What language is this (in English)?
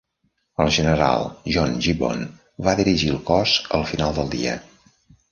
Catalan